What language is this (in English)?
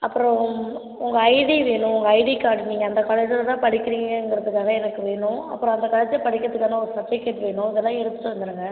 Tamil